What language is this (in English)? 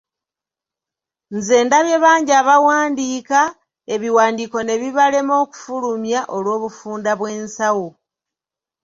Ganda